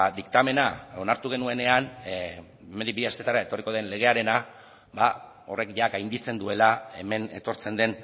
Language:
Basque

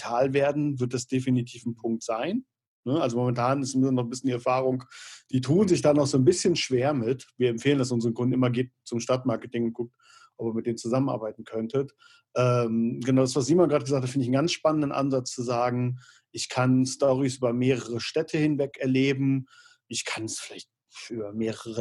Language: German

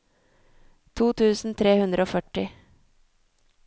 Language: Norwegian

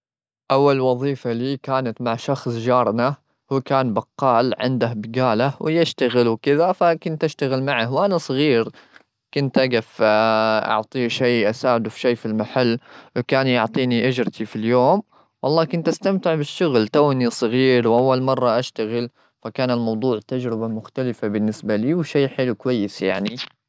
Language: Gulf Arabic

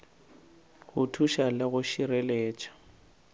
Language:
Northern Sotho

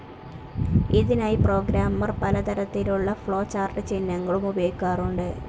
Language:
Malayalam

